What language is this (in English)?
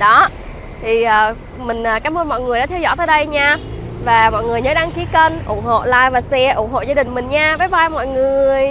Vietnamese